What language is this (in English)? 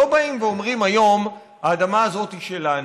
Hebrew